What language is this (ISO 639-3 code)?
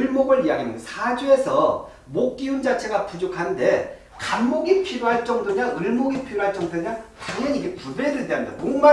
kor